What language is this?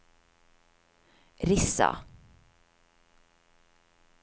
Norwegian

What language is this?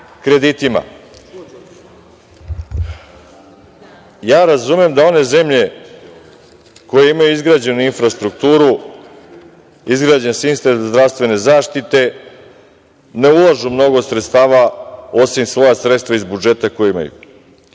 Serbian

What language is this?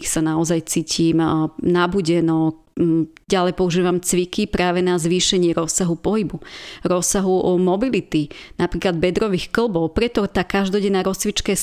Slovak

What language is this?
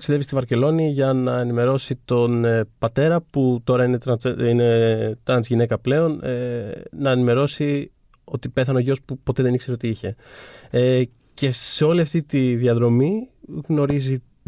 Greek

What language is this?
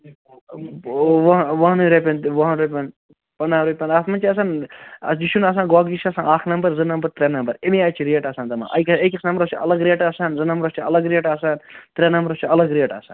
Kashmiri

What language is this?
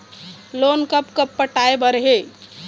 Chhattisgarhi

